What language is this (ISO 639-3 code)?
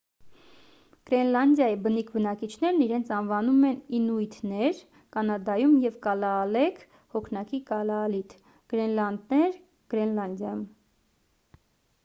hye